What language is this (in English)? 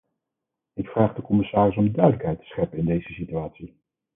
Dutch